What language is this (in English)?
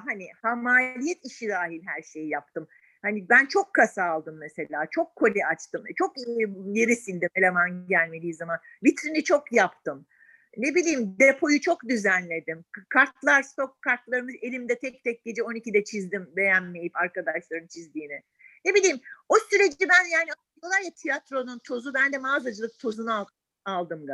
Turkish